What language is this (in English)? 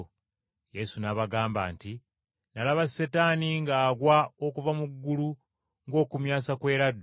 Ganda